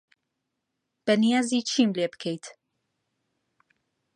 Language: Central Kurdish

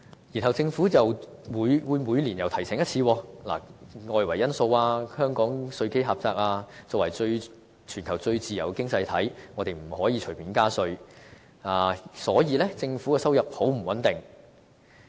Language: Cantonese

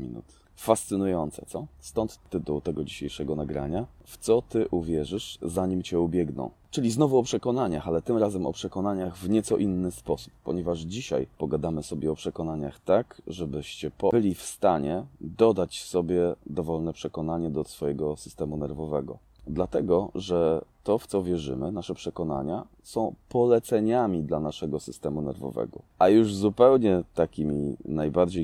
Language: Polish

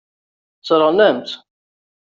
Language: Kabyle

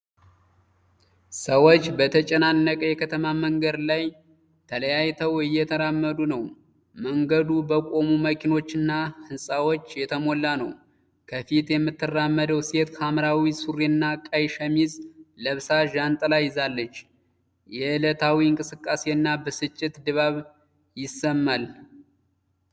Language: Amharic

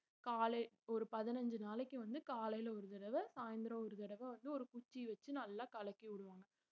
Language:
Tamil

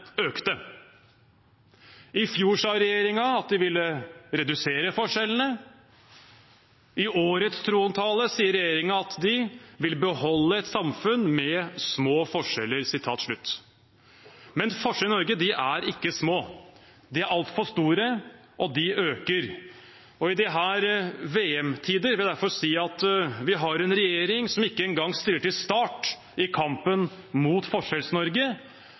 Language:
Norwegian Bokmål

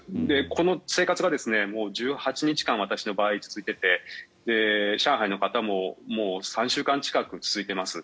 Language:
Japanese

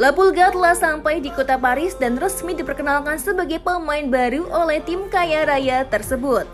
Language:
Indonesian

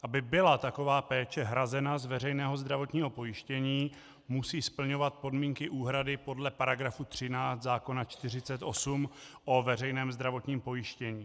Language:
Czech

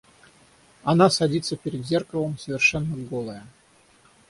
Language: Russian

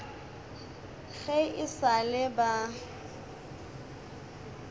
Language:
Northern Sotho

